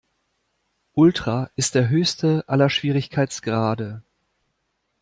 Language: German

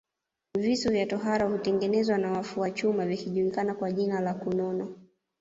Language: Swahili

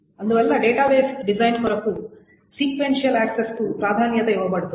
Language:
Telugu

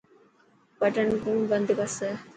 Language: Dhatki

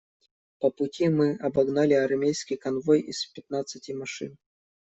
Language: Russian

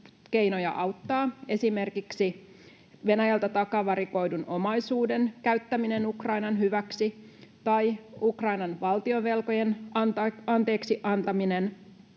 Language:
Finnish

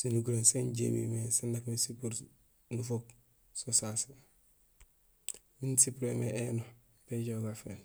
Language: Gusilay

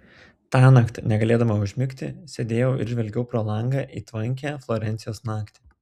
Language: Lithuanian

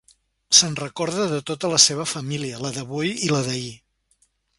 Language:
Catalan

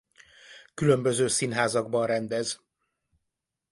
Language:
Hungarian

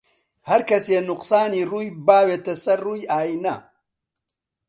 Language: Central Kurdish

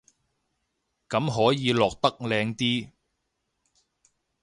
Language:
Cantonese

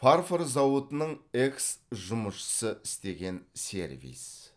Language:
Kazakh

